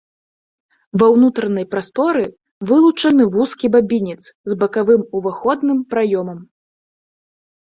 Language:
Belarusian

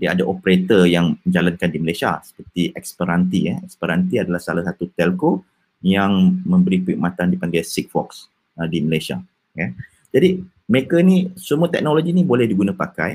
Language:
Malay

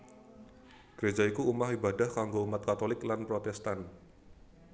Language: Javanese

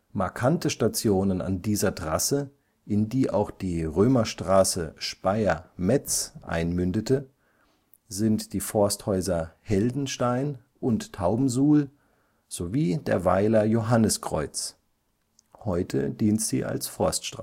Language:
German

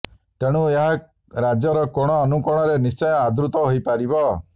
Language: Odia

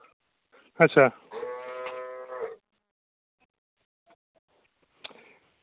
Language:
Dogri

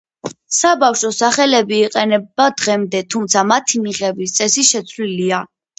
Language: Georgian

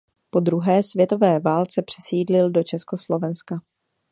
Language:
Czech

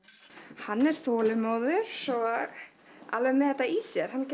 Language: Icelandic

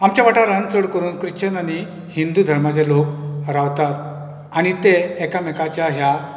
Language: Konkani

